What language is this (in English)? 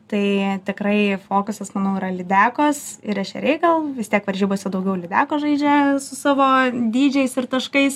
Lithuanian